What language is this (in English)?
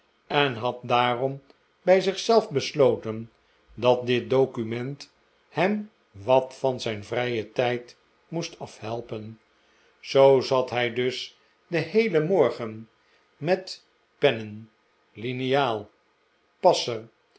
Dutch